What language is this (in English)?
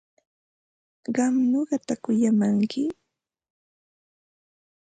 Ambo-Pasco Quechua